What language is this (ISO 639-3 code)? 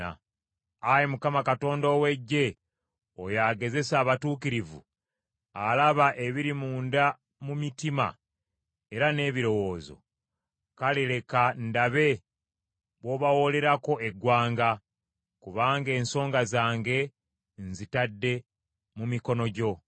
lug